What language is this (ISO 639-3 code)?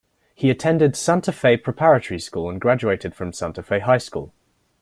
eng